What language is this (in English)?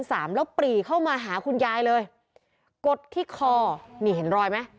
Thai